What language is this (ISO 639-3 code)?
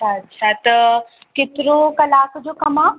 snd